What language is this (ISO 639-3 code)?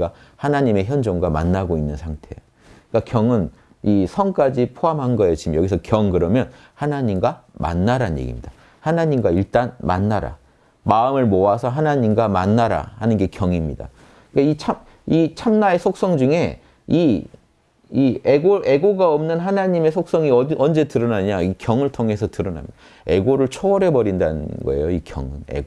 kor